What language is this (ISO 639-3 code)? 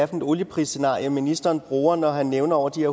dan